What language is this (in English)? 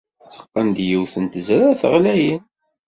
Kabyle